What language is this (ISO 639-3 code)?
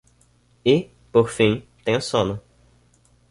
por